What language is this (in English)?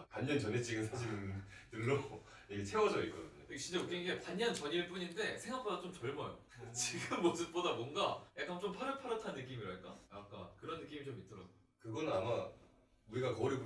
Korean